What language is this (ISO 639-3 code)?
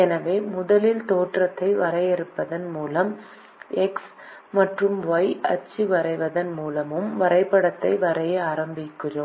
tam